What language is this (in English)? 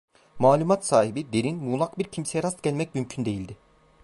Turkish